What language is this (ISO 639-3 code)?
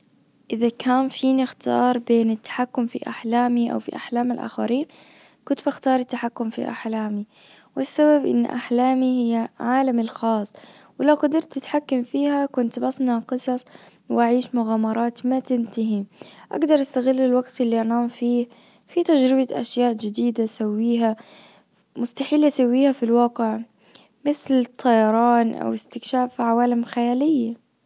ars